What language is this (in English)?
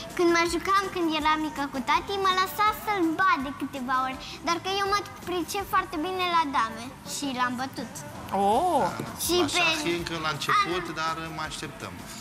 Romanian